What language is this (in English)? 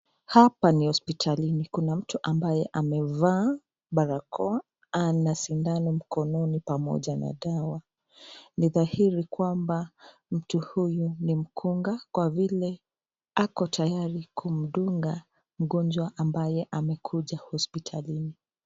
Swahili